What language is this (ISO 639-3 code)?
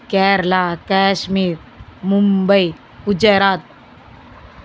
tam